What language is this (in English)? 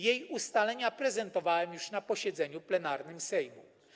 Polish